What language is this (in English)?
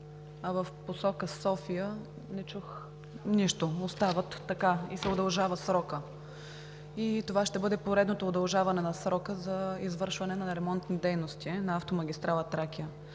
Bulgarian